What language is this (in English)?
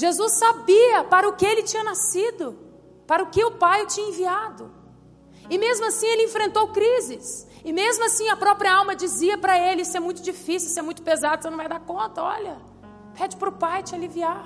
Portuguese